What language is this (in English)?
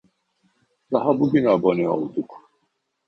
Turkish